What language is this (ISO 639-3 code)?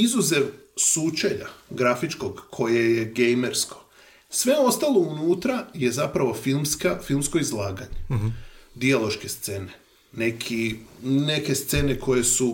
hrv